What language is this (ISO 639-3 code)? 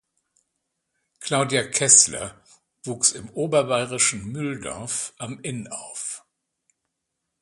deu